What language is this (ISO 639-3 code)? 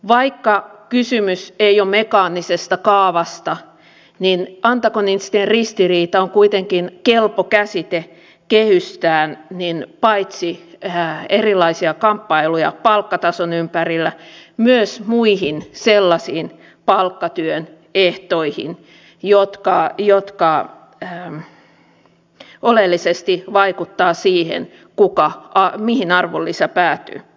fin